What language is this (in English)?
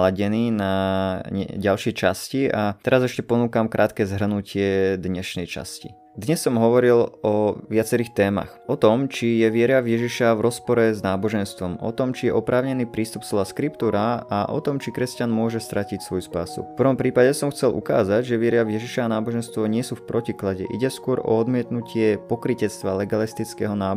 Slovak